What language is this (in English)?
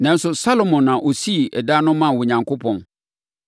Akan